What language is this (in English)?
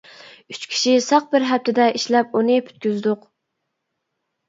Uyghur